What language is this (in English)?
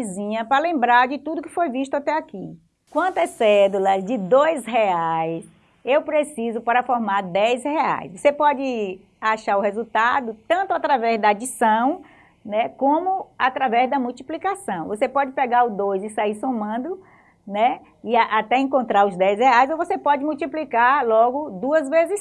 Portuguese